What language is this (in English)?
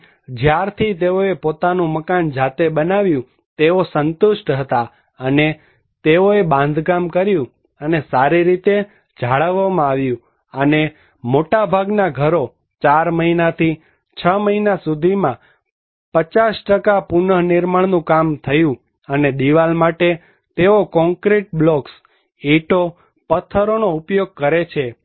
Gujarati